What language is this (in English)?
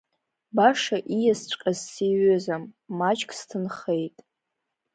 Abkhazian